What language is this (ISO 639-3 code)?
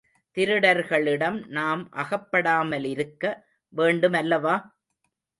tam